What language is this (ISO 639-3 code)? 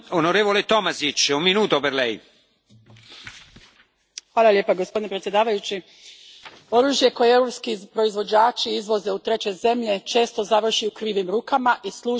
hrv